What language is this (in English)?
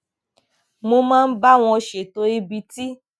Yoruba